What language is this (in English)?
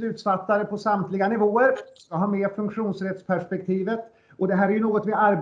Swedish